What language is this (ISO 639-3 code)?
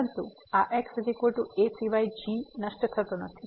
guj